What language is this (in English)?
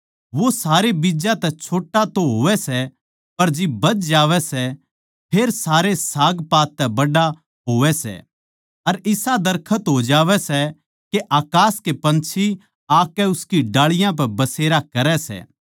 Haryanvi